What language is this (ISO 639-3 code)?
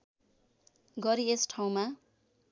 nep